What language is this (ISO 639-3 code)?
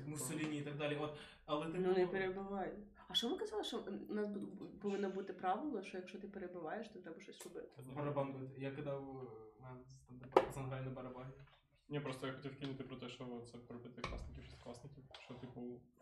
ukr